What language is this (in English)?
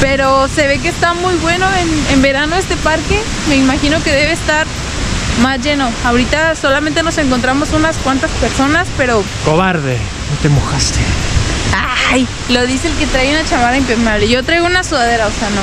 Spanish